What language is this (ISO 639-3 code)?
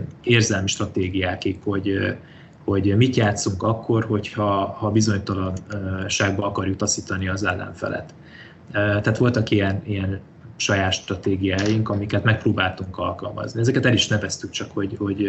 hun